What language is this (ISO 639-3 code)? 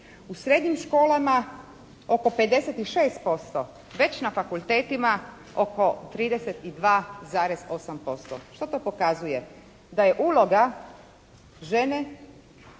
hrv